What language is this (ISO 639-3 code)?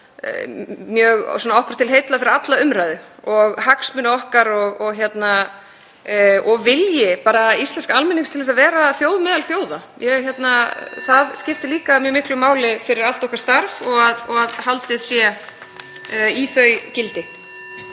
isl